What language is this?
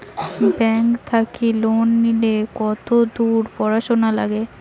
Bangla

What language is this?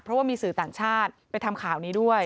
Thai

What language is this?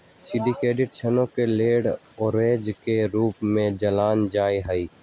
Magahi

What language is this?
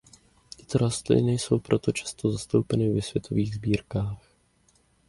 Czech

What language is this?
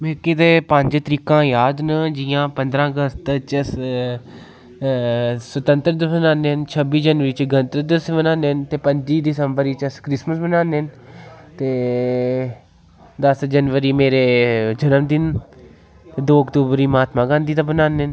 Dogri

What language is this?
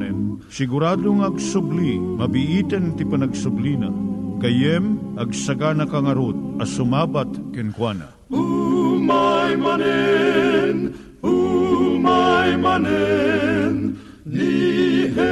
Filipino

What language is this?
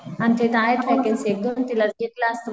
Marathi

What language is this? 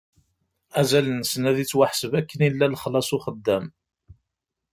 Kabyle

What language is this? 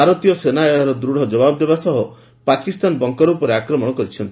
Odia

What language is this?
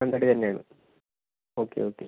Malayalam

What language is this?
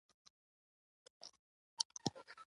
Pashto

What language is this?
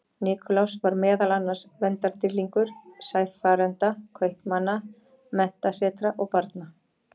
Icelandic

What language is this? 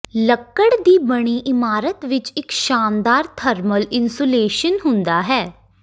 Punjabi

